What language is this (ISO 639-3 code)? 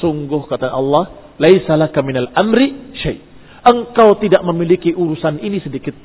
ind